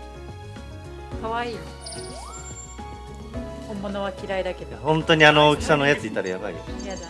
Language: Japanese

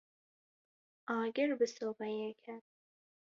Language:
Kurdish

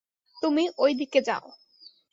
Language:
Bangla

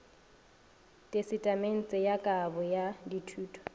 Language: Northern Sotho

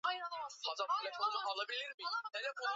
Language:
Swahili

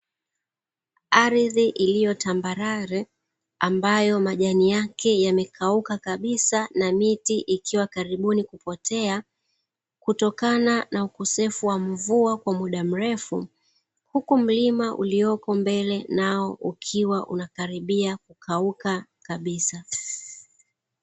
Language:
Swahili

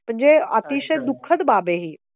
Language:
Marathi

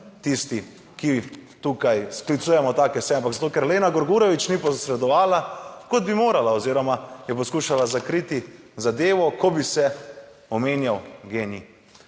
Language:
Slovenian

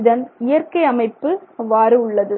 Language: Tamil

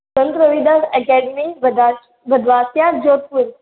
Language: Hindi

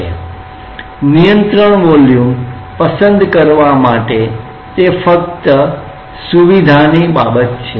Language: Gujarati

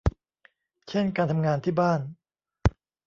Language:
Thai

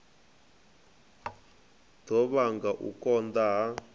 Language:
Venda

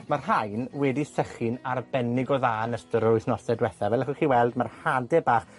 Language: Welsh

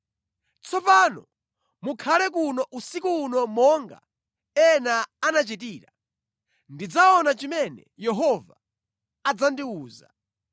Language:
Nyanja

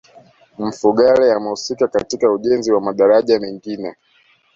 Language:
Swahili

